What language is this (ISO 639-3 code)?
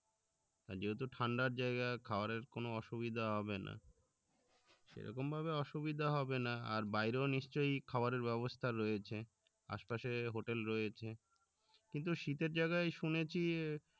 ben